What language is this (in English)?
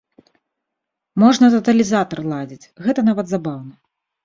Belarusian